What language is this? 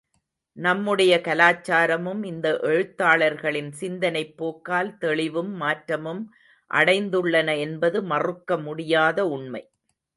Tamil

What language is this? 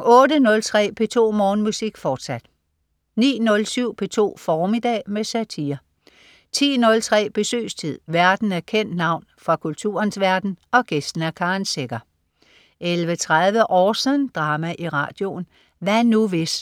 Danish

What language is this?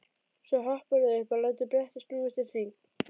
Icelandic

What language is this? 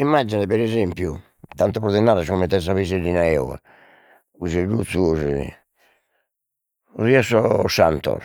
Sardinian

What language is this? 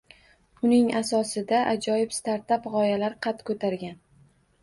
Uzbek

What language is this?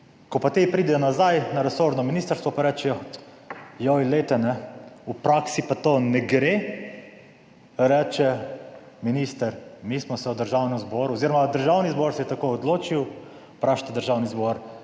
Slovenian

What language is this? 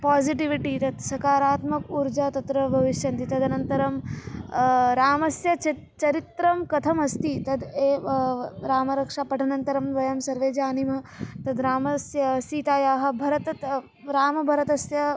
Sanskrit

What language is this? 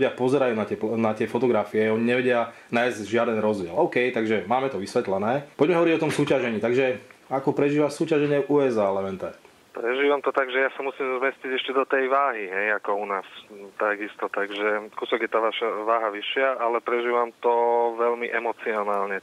Slovak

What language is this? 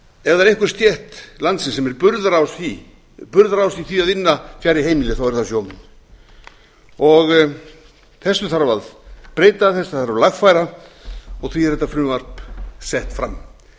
Icelandic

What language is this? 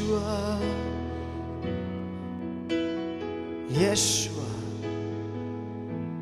Slovak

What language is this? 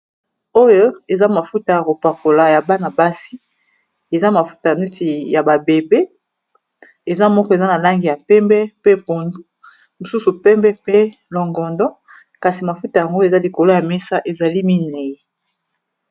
Lingala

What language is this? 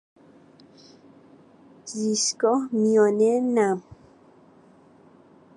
Persian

